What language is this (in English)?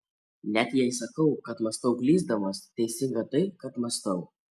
Lithuanian